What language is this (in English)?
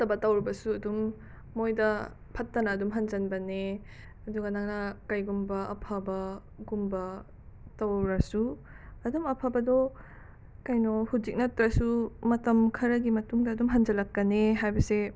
Manipuri